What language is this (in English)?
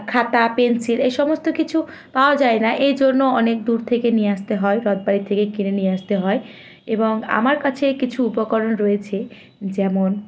Bangla